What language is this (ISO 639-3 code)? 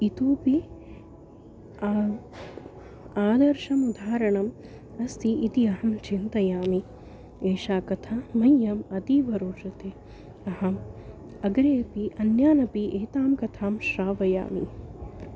san